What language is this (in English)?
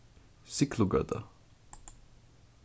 Faroese